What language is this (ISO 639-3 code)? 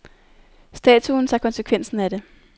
dan